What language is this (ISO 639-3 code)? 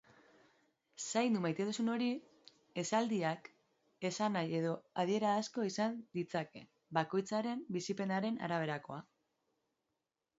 eus